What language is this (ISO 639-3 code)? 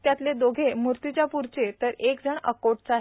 mar